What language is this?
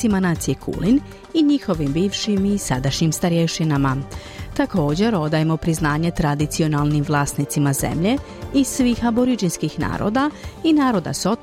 Croatian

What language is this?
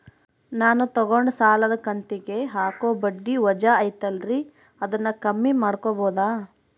Kannada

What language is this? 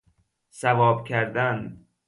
Persian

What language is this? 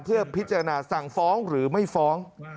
Thai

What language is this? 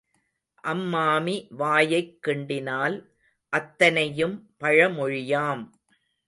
Tamil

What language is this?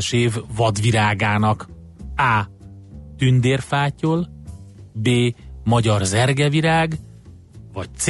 Hungarian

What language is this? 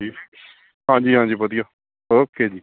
Punjabi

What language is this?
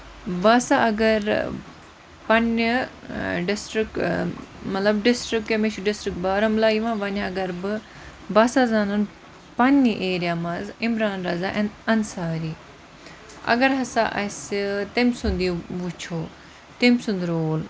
Kashmiri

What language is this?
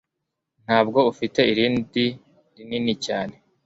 Kinyarwanda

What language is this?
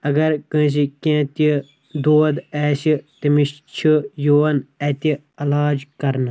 Kashmiri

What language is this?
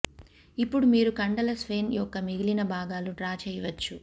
Telugu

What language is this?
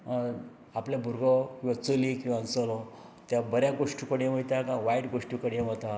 Konkani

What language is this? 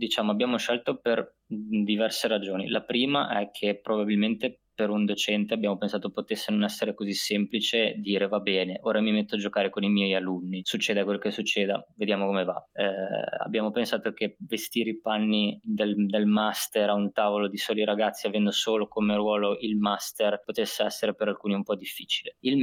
Italian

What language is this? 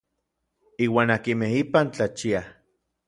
Orizaba Nahuatl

